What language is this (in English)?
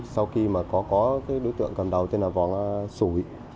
Vietnamese